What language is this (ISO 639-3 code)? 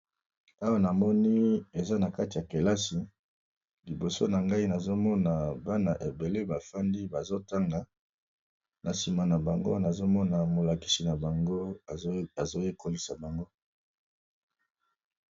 lin